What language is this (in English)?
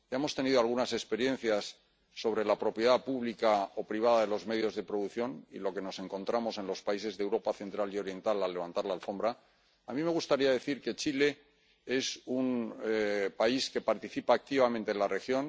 Spanish